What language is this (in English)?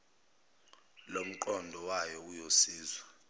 Zulu